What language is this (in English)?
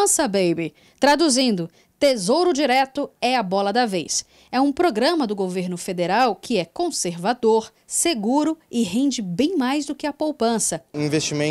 Portuguese